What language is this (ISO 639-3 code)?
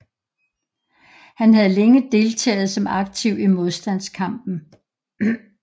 dan